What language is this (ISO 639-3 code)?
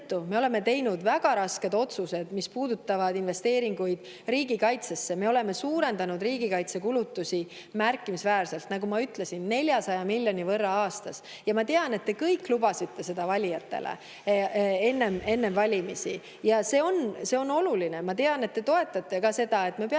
est